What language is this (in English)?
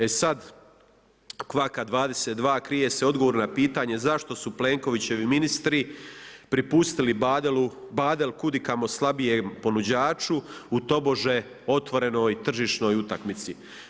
Croatian